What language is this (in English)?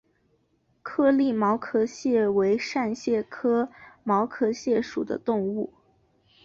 Chinese